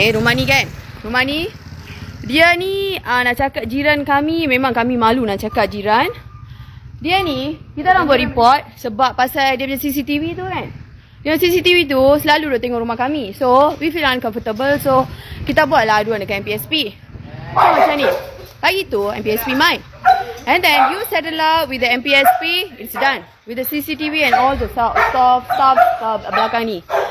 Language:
Malay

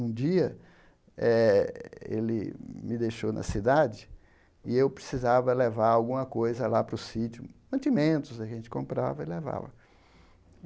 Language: Portuguese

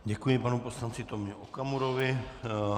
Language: Czech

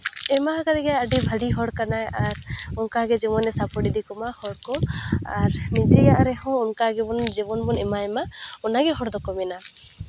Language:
Santali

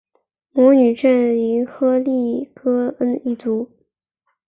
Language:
Chinese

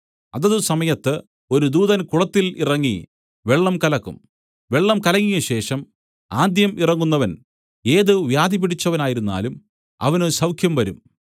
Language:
Malayalam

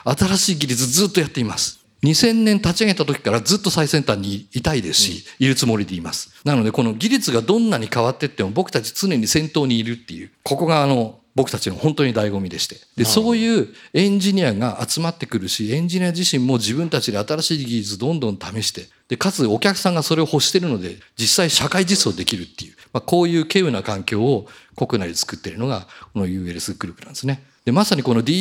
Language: Japanese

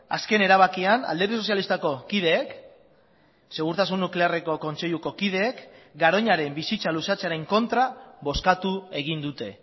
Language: Basque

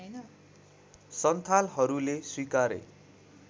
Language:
Nepali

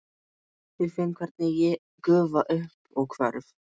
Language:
Icelandic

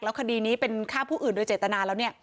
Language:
Thai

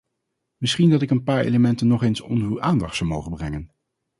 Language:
Dutch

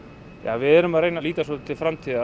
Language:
Icelandic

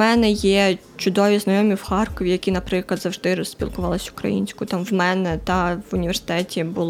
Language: Ukrainian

